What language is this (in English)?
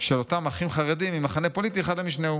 Hebrew